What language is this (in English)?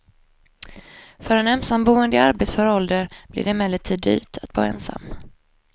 Swedish